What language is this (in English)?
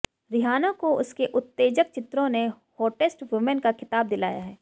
Hindi